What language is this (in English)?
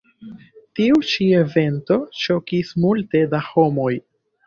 Esperanto